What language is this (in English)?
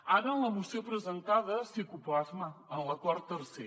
Catalan